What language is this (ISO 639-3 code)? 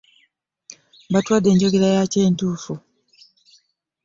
lug